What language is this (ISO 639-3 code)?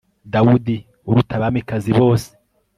kin